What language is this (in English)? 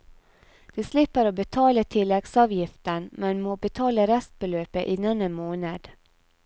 Norwegian